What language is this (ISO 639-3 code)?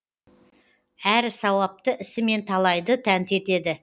kaz